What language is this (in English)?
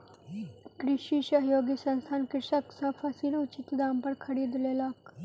Maithili